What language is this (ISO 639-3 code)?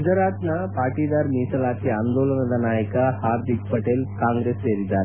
kan